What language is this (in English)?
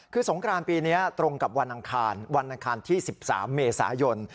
Thai